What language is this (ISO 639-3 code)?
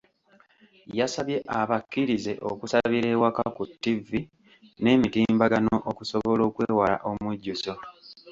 lug